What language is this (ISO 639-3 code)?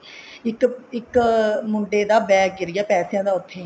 pan